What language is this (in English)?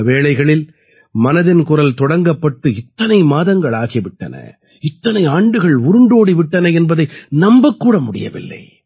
Tamil